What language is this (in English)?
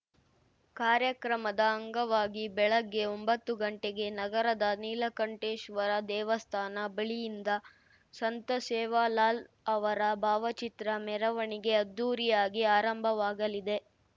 Kannada